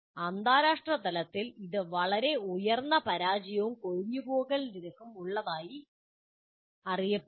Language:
Malayalam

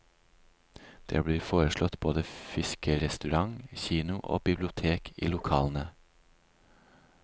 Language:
Norwegian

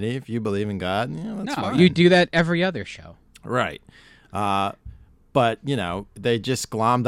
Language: English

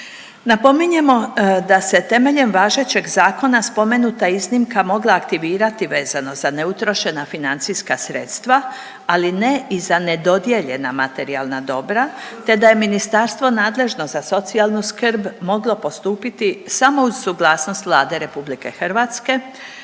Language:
Croatian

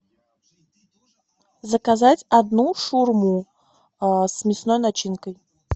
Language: Russian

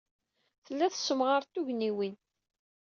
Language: Kabyle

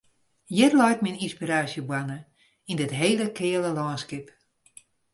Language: Western Frisian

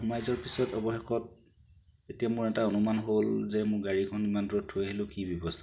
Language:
Assamese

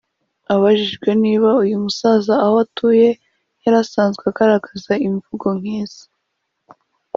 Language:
Kinyarwanda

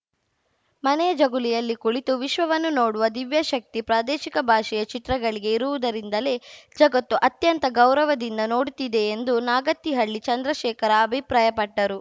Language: Kannada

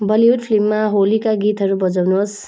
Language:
Nepali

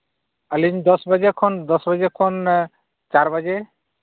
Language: Santali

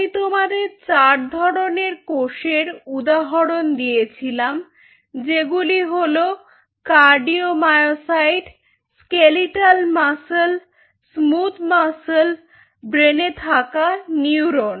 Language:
Bangla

